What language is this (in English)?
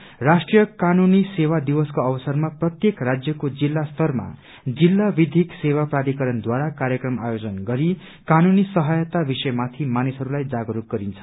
Nepali